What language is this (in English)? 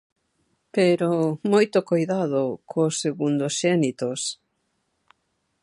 Galician